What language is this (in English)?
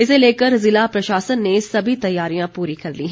Hindi